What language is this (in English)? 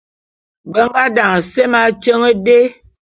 Bulu